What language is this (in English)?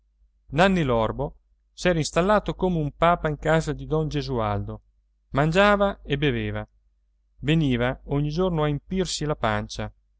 Italian